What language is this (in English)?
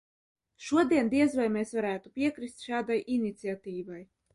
Latvian